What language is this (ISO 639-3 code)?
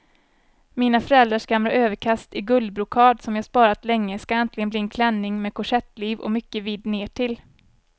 swe